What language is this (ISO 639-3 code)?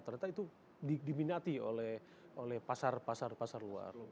ind